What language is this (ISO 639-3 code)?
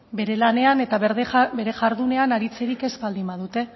eus